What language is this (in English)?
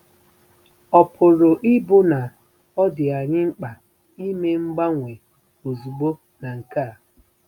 Igbo